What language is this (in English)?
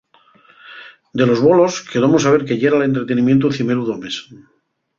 Asturian